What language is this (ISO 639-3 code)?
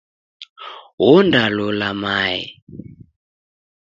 dav